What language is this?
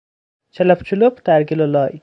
Persian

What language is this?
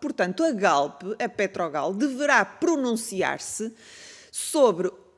Portuguese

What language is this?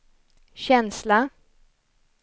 Swedish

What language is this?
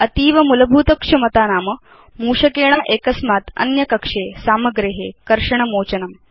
Sanskrit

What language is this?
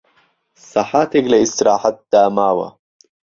Central Kurdish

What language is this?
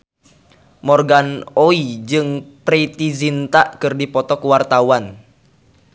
Sundanese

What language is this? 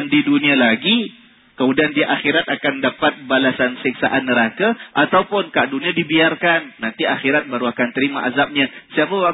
Malay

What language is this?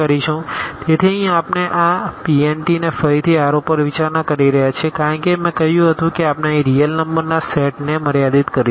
Gujarati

